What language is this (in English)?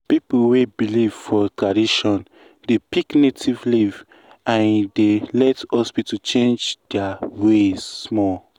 Nigerian Pidgin